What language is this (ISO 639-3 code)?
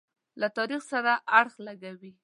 pus